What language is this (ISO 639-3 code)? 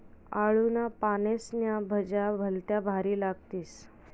mar